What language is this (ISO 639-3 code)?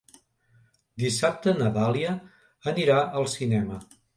cat